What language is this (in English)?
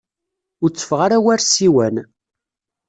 Kabyle